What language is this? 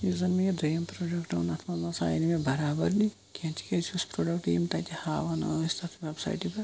Kashmiri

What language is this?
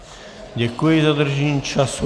Czech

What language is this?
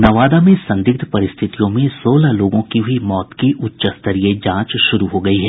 Hindi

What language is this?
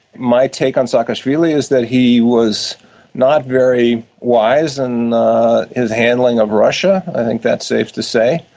English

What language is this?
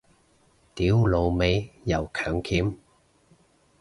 Cantonese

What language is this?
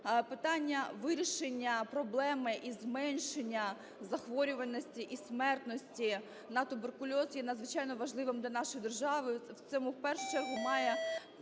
Ukrainian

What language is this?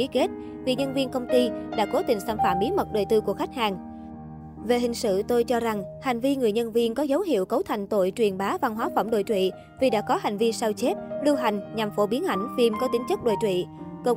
Vietnamese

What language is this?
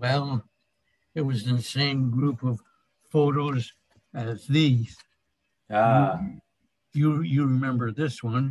English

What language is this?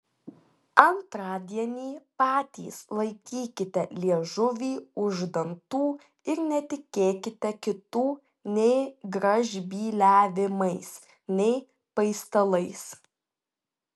Lithuanian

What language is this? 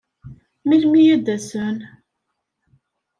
Kabyle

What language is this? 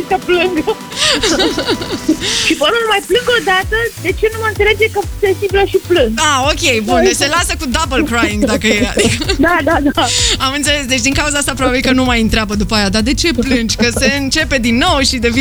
Romanian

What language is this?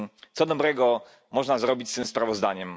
Polish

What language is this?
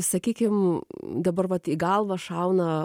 Lithuanian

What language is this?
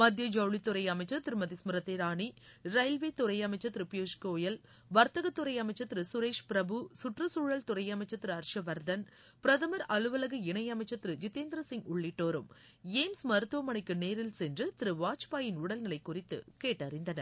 Tamil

